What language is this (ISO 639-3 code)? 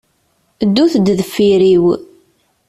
kab